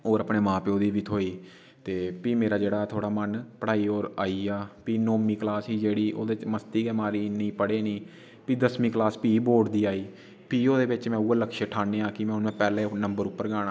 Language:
Dogri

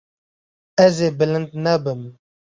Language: Kurdish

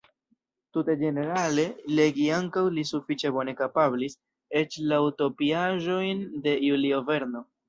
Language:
Esperanto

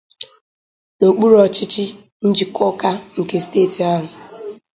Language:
Igbo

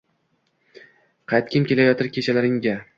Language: Uzbek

